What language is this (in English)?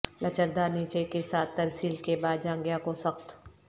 Urdu